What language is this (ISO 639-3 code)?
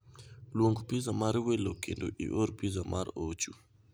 luo